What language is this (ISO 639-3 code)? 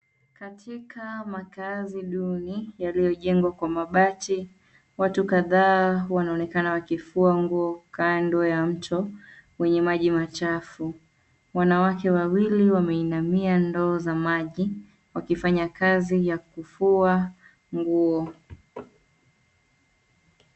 swa